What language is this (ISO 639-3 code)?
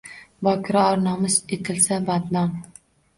uzb